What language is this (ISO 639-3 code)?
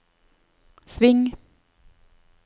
nor